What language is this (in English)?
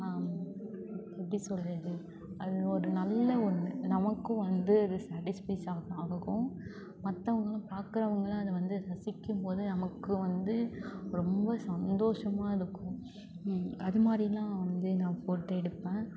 Tamil